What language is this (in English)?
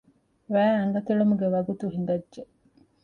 Divehi